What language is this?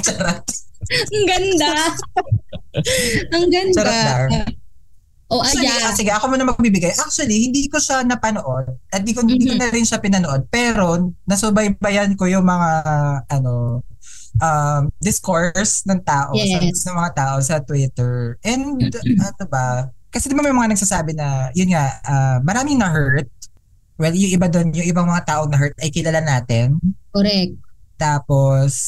Filipino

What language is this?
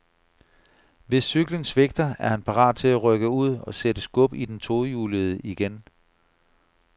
Danish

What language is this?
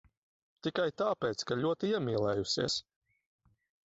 Latvian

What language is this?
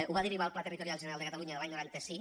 Catalan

